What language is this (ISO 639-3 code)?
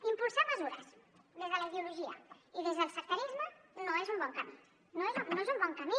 cat